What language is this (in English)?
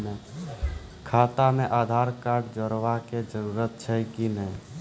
Maithili